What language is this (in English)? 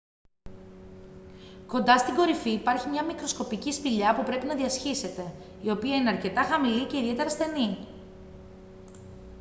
Greek